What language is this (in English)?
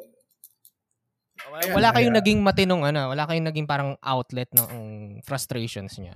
Filipino